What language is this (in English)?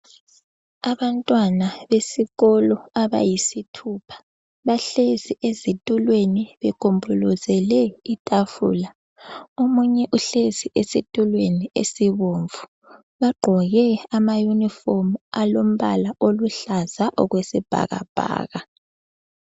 North Ndebele